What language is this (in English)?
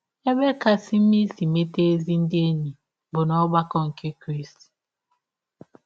Igbo